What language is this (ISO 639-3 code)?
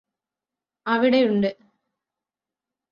mal